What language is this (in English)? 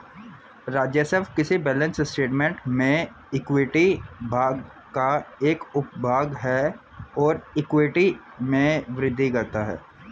Hindi